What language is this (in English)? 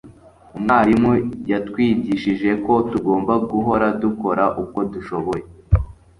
Kinyarwanda